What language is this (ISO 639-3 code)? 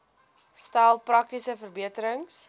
afr